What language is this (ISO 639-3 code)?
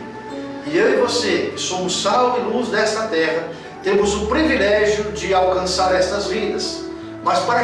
por